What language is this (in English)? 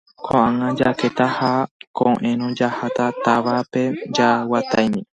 Guarani